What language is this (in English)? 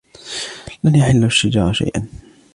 Arabic